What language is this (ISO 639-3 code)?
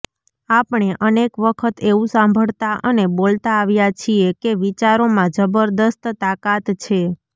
guj